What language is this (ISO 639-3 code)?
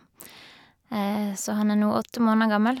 nor